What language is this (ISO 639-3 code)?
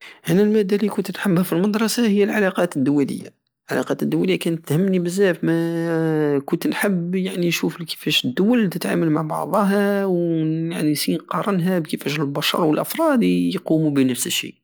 aao